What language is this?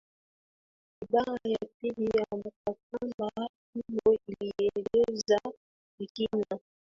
Swahili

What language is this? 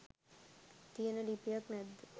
Sinhala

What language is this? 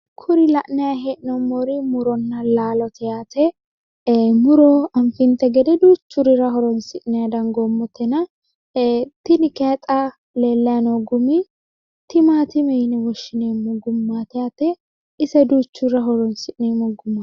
Sidamo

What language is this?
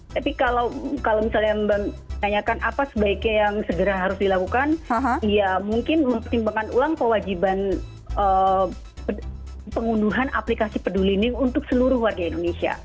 Indonesian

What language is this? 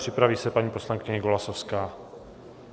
Czech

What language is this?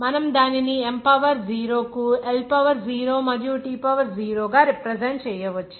Telugu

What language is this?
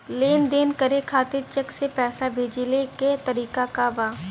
Bhojpuri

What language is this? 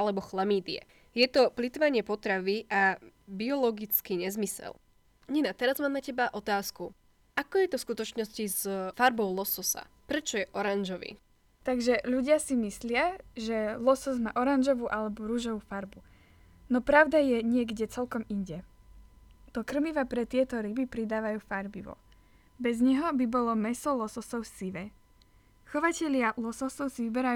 Slovak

